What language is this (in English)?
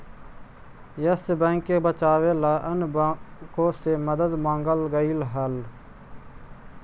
Magahi